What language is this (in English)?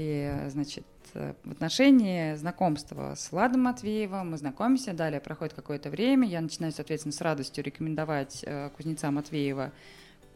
Russian